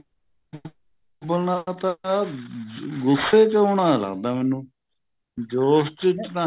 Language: Punjabi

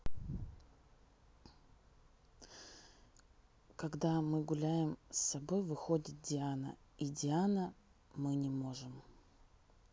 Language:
Russian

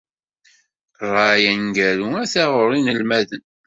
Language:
Kabyle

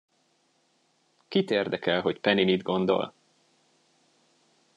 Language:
Hungarian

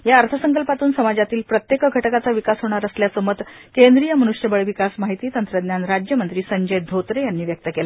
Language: Marathi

